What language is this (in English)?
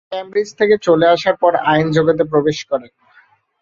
Bangla